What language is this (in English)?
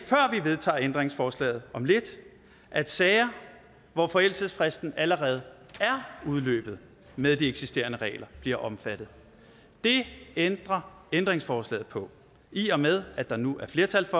Danish